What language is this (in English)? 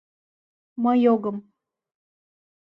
Mari